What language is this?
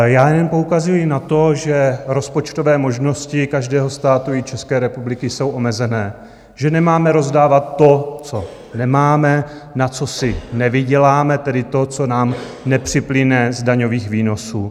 Czech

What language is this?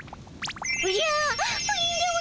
Japanese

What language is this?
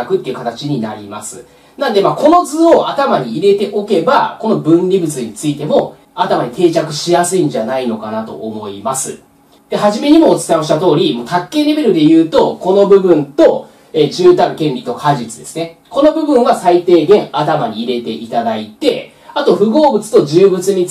Japanese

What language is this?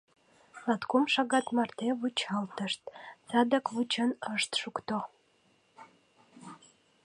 Mari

